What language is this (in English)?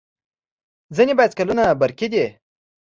Pashto